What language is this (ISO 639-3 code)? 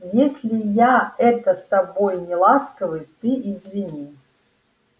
rus